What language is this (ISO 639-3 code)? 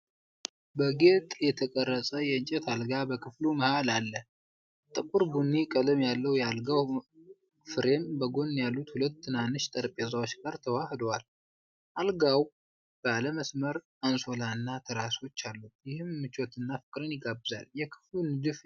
amh